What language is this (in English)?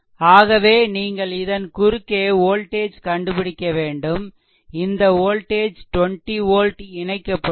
Tamil